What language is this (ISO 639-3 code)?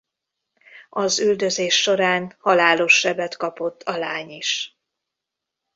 hun